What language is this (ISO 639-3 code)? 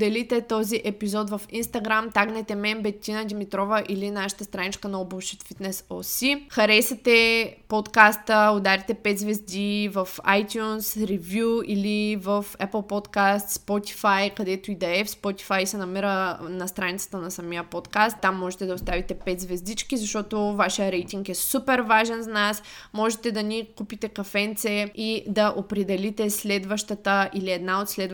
bul